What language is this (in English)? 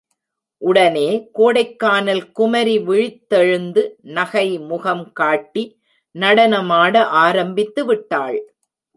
Tamil